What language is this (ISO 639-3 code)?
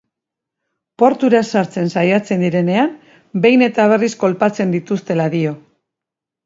eus